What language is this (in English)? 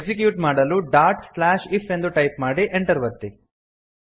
Kannada